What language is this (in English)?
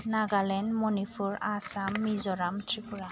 Bodo